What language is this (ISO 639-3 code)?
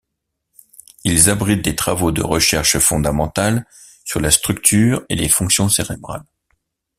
fra